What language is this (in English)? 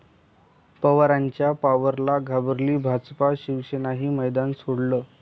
Marathi